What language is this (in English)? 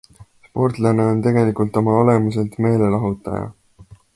Estonian